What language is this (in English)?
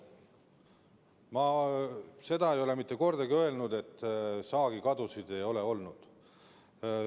Estonian